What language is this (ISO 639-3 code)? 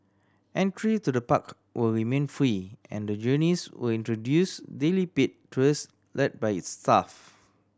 eng